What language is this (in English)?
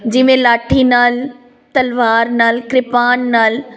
Punjabi